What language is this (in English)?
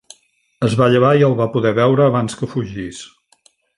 Catalan